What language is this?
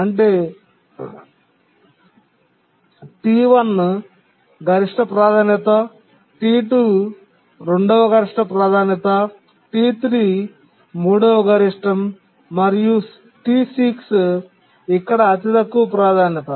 Telugu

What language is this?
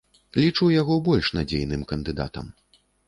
Belarusian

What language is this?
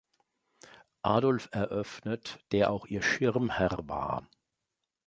German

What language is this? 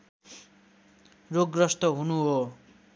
Nepali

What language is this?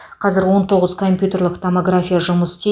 Kazakh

